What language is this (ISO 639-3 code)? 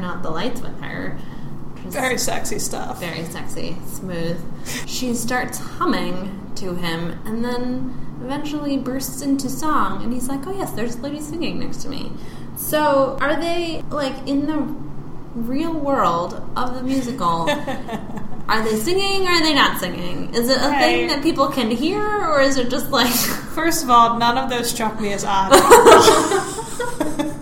eng